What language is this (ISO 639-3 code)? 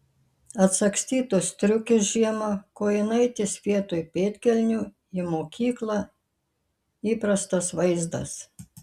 lit